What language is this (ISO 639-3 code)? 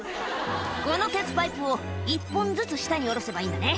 jpn